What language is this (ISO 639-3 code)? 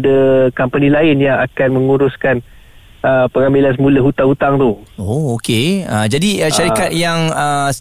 msa